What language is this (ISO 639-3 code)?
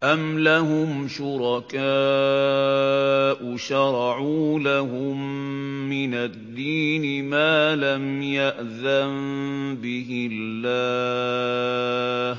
ara